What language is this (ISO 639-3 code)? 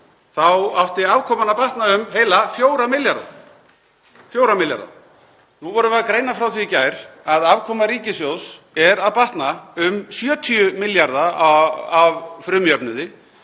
isl